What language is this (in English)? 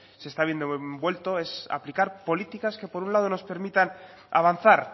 Spanish